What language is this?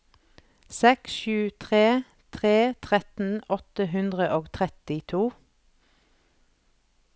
Norwegian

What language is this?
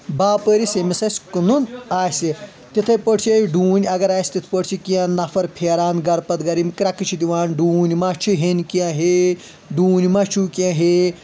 Kashmiri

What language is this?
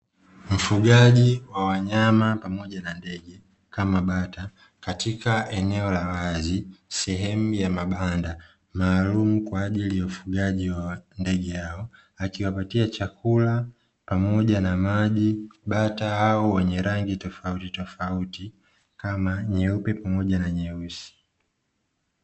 Swahili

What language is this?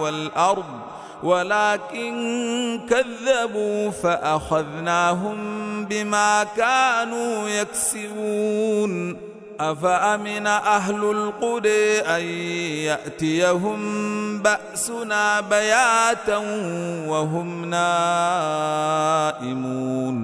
Arabic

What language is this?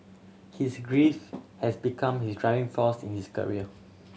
English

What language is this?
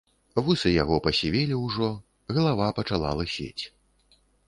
Belarusian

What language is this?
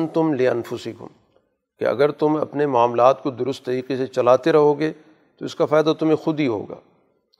Urdu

